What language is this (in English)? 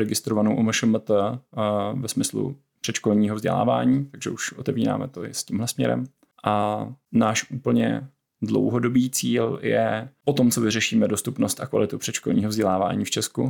Czech